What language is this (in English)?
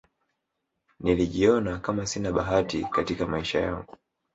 Swahili